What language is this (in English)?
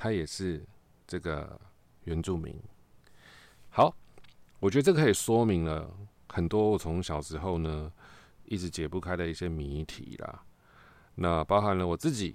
Chinese